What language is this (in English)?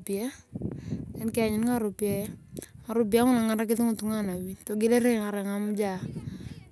Turkana